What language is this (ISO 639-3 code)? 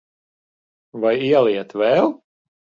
lav